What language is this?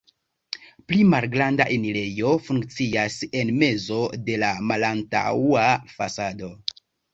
Esperanto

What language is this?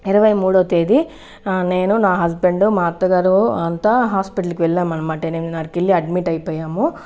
Telugu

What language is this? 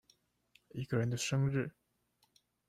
Chinese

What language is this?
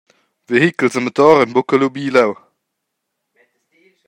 Romansh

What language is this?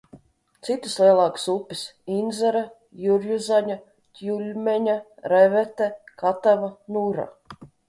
Latvian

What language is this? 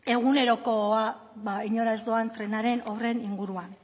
Basque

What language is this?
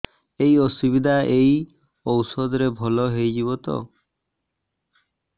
Odia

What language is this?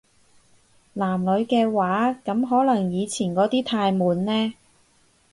Cantonese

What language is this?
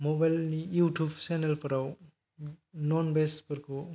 Bodo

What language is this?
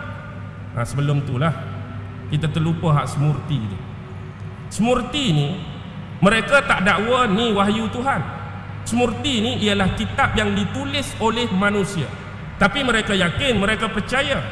Malay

